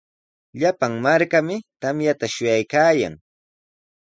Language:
Sihuas Ancash Quechua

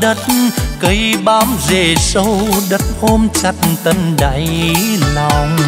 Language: Vietnamese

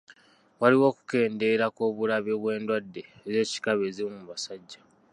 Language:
Ganda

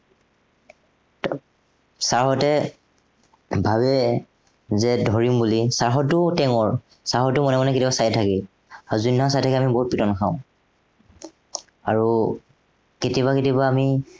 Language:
Assamese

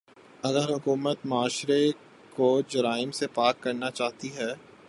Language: Urdu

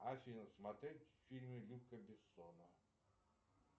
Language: Russian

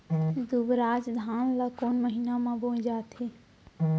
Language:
Chhattisgarhi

